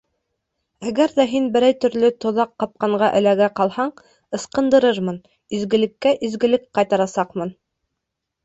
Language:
Bashkir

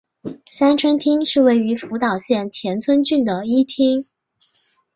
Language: Chinese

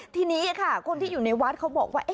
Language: Thai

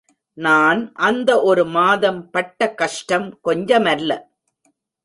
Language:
Tamil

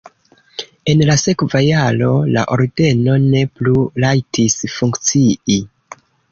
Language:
Esperanto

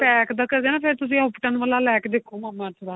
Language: Punjabi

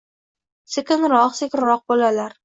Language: Uzbek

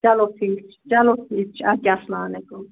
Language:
Kashmiri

